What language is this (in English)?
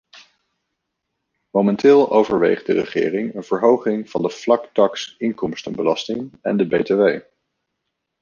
Dutch